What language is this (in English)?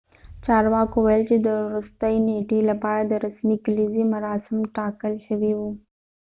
Pashto